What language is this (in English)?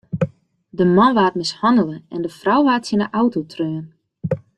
Western Frisian